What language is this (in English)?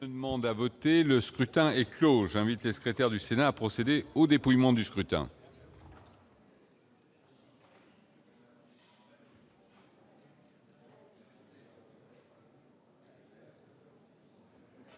French